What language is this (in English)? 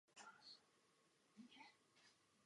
Czech